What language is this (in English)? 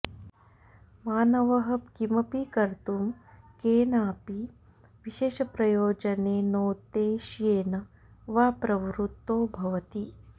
Sanskrit